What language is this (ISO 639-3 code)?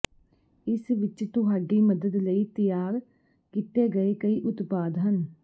pan